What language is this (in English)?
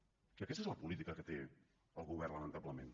Catalan